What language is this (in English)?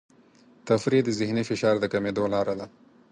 Pashto